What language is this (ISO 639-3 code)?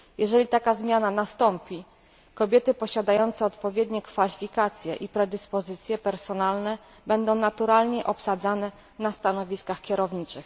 pol